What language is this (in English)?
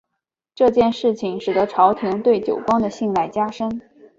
Chinese